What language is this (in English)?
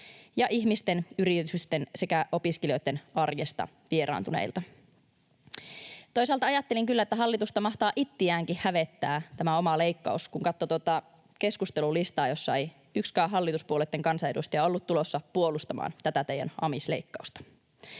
Finnish